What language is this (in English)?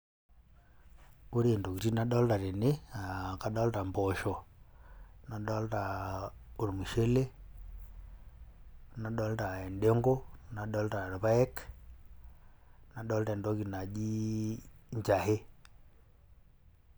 Masai